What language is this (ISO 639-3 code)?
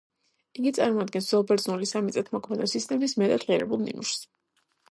kat